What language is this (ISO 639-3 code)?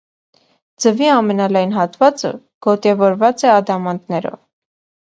hye